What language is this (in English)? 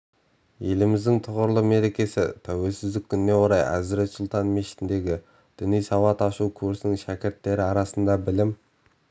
Kazakh